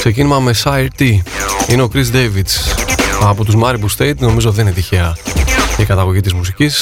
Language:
Greek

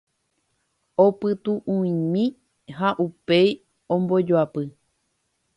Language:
Guarani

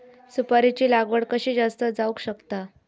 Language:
Marathi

